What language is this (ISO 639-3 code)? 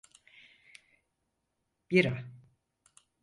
tur